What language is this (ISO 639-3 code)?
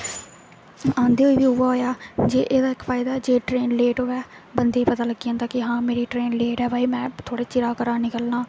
doi